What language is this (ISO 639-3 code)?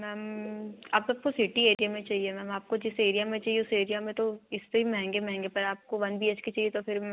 hin